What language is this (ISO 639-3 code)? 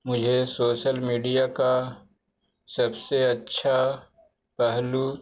urd